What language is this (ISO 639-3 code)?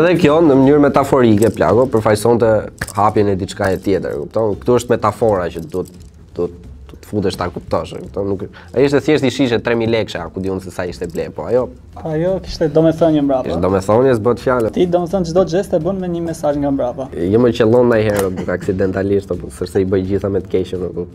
pol